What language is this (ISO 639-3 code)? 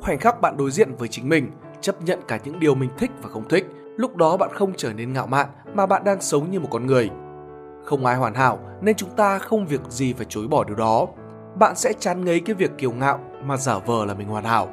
vie